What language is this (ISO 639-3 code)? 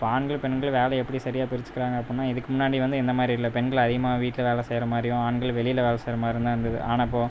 tam